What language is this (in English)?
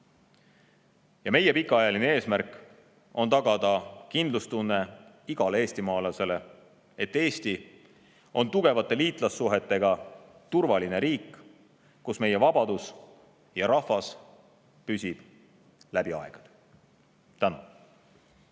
Estonian